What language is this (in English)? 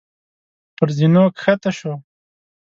Pashto